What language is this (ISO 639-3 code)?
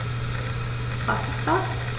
deu